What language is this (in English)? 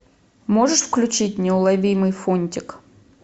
Russian